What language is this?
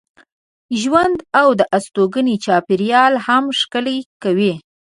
Pashto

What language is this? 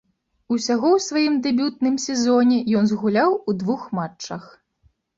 Belarusian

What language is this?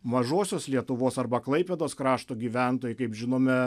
Lithuanian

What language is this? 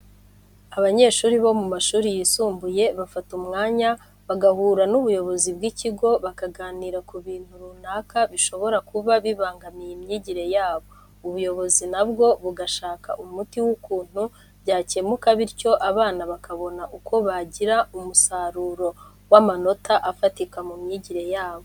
Kinyarwanda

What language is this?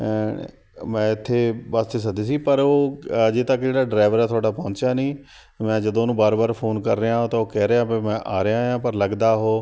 Punjabi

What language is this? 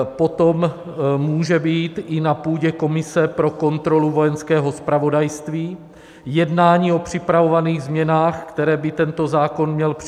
Czech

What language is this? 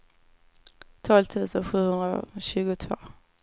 Swedish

